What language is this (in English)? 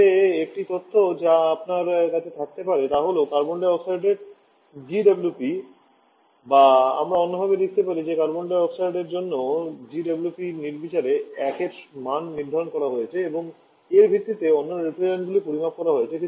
Bangla